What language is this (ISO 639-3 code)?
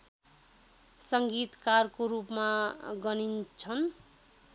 nep